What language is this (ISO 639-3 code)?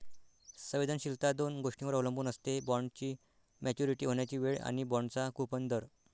mar